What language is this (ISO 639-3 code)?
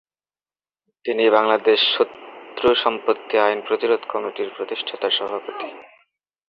ben